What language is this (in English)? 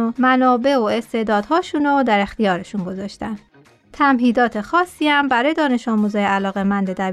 Persian